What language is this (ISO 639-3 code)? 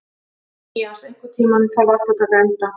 isl